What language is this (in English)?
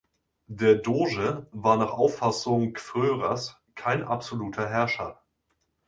German